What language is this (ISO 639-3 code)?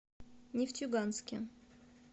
rus